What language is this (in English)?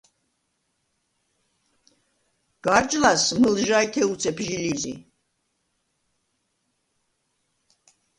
Svan